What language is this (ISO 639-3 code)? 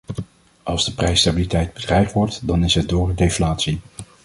nld